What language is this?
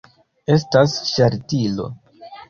Esperanto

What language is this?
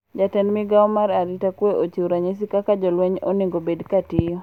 Luo (Kenya and Tanzania)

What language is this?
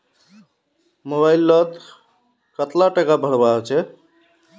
Magahi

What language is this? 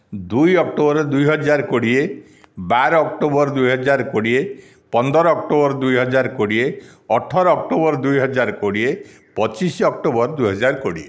Odia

